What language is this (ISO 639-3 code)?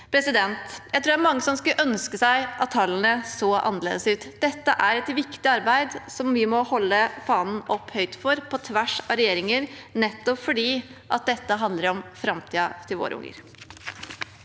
nor